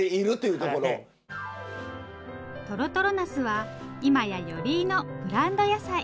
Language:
Japanese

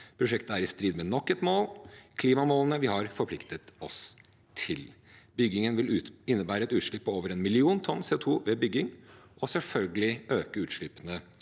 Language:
Norwegian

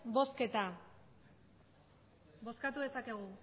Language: Basque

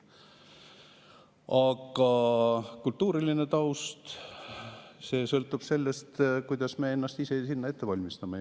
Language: Estonian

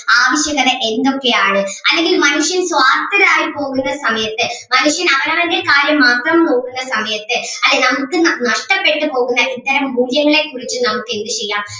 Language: Malayalam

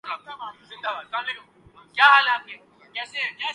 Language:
Urdu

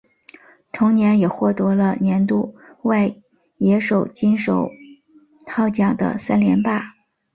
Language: Chinese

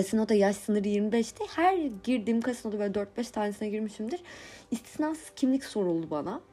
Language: Turkish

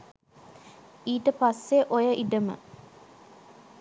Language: Sinhala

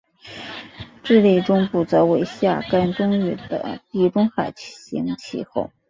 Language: Chinese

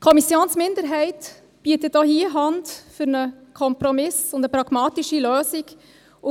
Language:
Swiss German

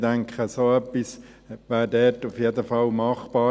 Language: Swiss German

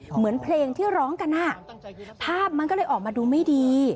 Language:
Thai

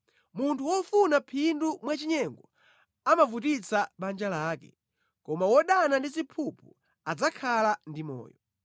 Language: Nyanja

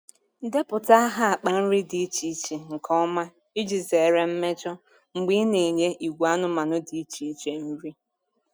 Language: Igbo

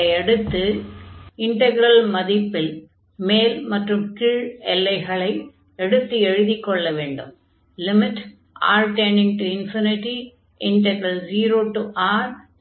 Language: Tamil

